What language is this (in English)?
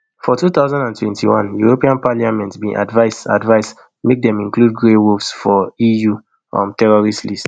Nigerian Pidgin